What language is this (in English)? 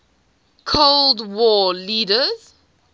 English